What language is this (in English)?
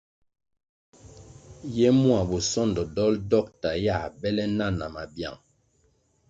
Kwasio